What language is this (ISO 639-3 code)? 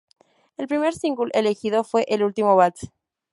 spa